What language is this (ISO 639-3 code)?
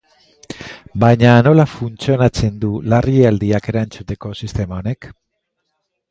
eus